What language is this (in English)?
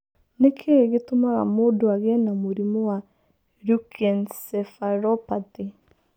Kikuyu